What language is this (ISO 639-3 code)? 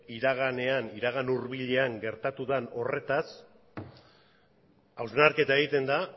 eus